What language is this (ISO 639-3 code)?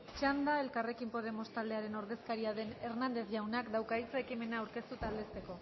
eus